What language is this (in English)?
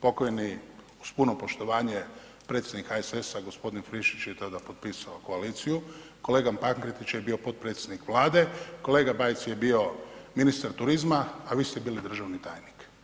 Croatian